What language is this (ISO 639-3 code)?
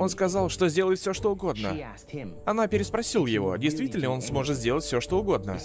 rus